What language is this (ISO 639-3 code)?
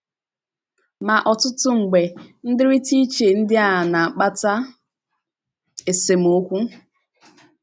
ibo